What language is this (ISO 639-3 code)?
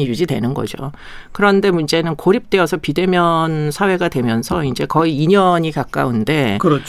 kor